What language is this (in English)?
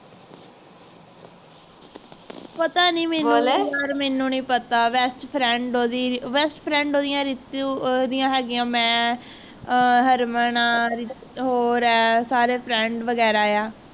Punjabi